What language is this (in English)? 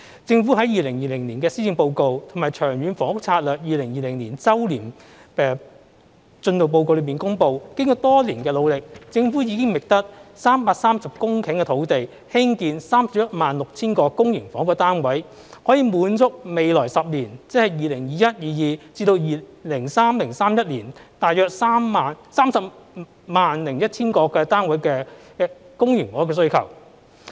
Cantonese